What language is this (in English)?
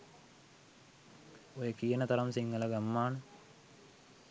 Sinhala